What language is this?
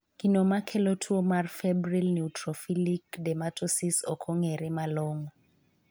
Luo (Kenya and Tanzania)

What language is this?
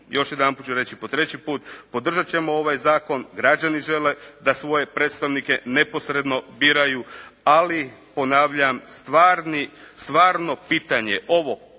Croatian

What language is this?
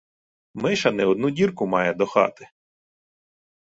Ukrainian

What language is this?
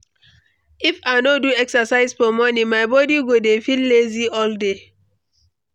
Nigerian Pidgin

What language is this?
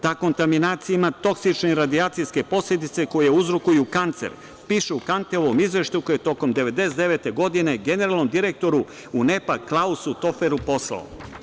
Serbian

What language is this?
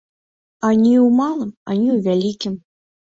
Belarusian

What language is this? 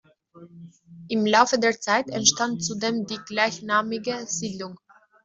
German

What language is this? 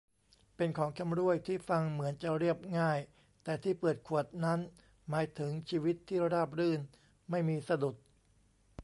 Thai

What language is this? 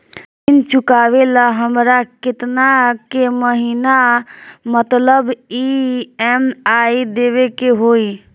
Bhojpuri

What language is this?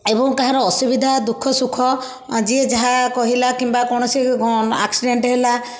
Odia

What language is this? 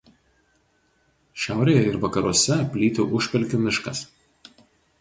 Lithuanian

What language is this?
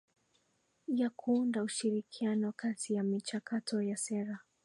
Swahili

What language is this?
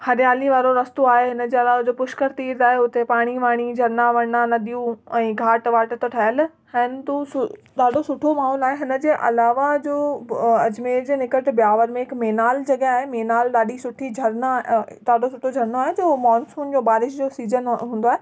Sindhi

